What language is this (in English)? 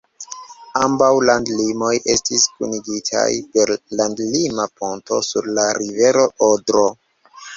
Esperanto